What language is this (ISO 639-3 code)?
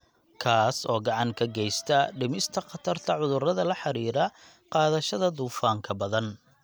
som